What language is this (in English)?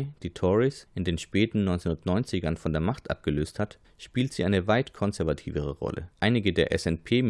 German